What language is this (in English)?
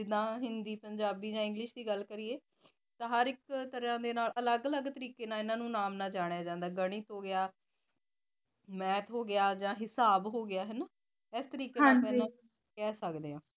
Punjabi